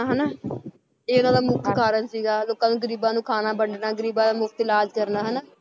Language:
Punjabi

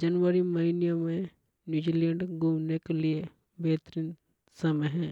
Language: Hadothi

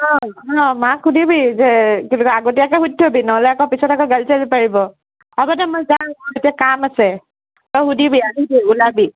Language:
Assamese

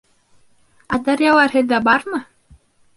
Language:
Bashkir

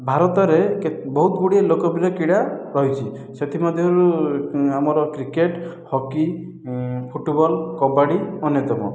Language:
Odia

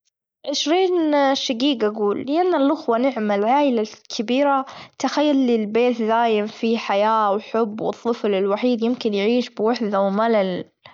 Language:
Gulf Arabic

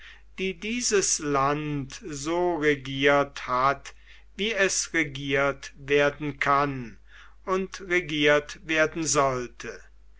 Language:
German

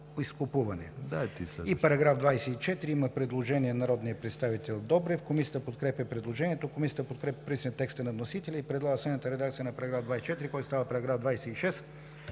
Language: Bulgarian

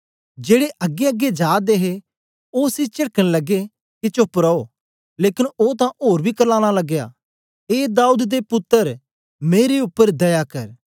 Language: Dogri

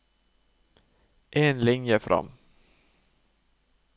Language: Norwegian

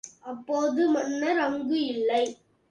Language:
Tamil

